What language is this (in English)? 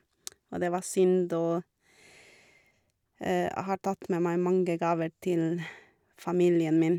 Norwegian